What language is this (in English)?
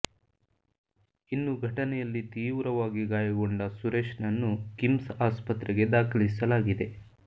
Kannada